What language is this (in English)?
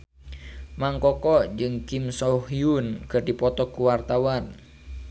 Sundanese